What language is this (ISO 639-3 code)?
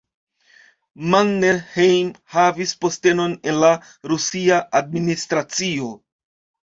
epo